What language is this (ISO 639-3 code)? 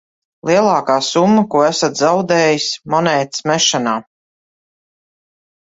lav